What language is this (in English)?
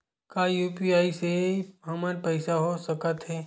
Chhattisgarhi